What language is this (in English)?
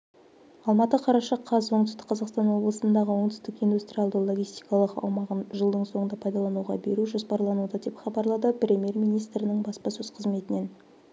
Kazakh